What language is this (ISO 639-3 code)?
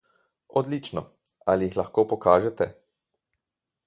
slv